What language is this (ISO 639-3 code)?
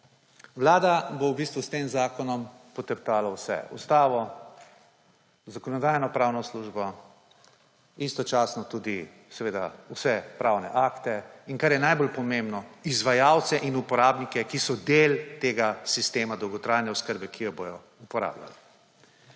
slv